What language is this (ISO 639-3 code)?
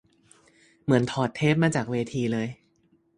tha